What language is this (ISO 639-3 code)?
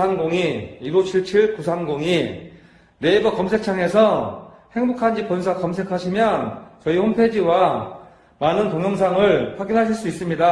kor